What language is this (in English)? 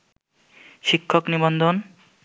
Bangla